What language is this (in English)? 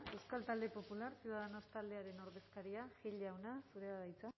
Basque